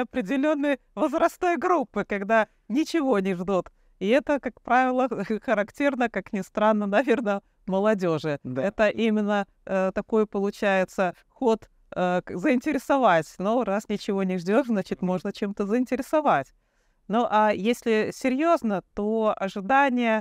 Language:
Russian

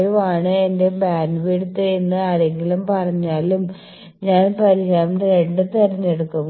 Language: Malayalam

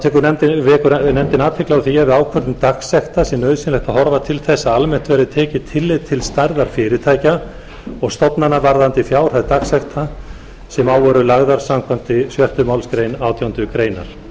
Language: Icelandic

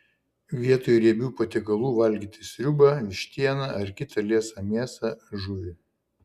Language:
Lithuanian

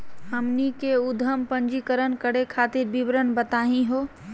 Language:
Magahi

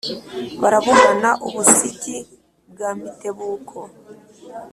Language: Kinyarwanda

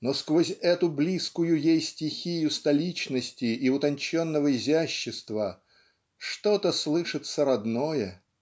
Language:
Russian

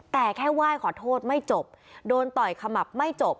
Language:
Thai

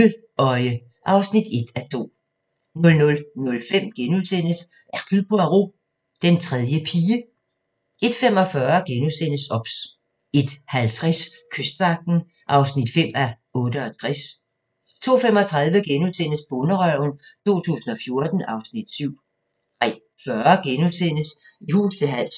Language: Danish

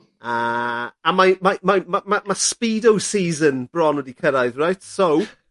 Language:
Welsh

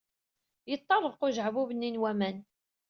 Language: Kabyle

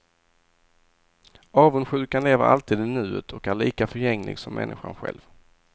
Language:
Swedish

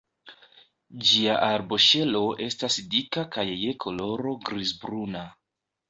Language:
Esperanto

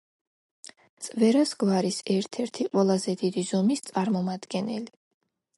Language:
Georgian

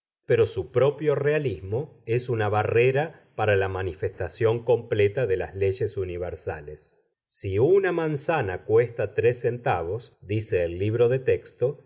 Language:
Spanish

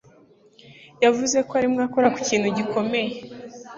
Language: Kinyarwanda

